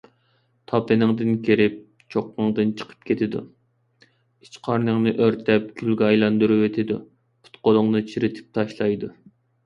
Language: Uyghur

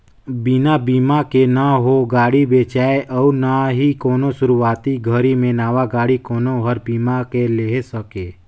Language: Chhattisgarhi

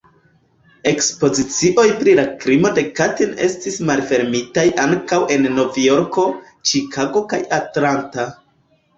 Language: Esperanto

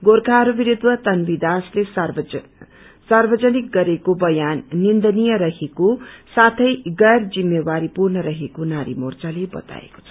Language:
Nepali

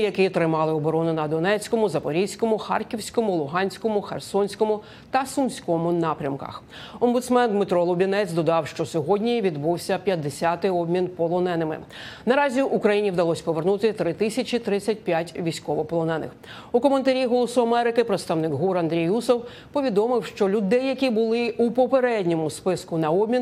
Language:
Ukrainian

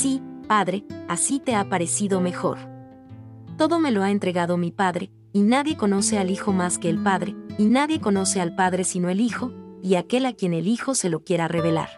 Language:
Spanish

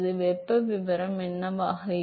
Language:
Tamil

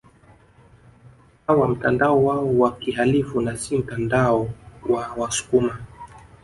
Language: Swahili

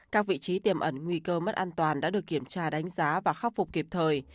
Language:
Vietnamese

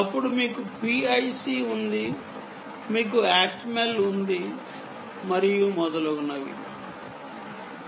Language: Telugu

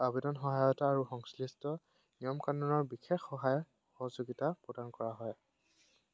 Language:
Assamese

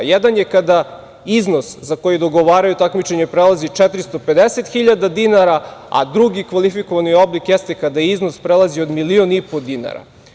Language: Serbian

